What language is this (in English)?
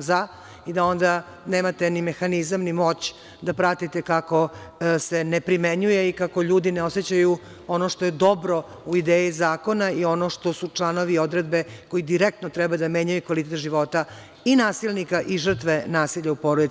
Serbian